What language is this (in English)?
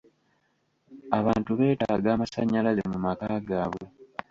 Ganda